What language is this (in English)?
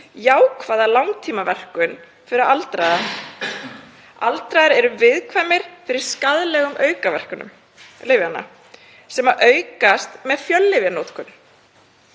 Icelandic